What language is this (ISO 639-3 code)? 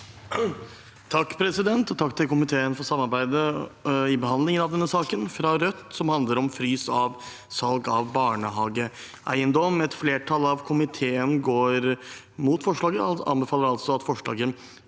nor